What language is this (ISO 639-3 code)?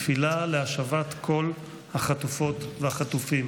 heb